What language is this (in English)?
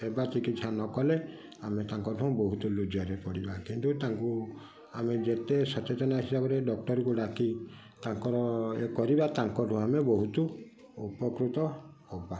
Odia